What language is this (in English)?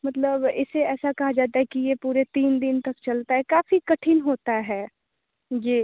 Hindi